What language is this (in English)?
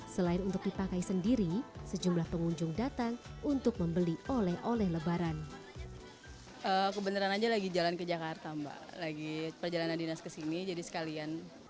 Indonesian